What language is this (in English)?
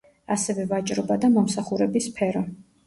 Georgian